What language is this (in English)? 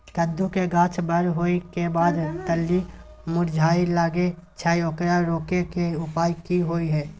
Maithili